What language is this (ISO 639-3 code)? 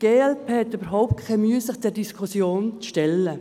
gsw